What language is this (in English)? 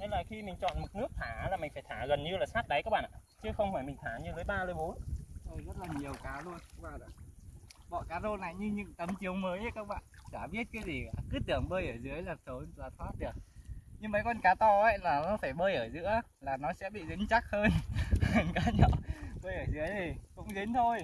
Vietnamese